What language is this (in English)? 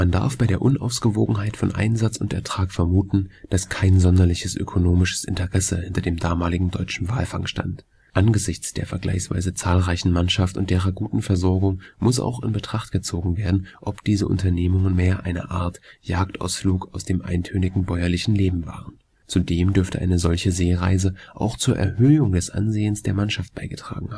German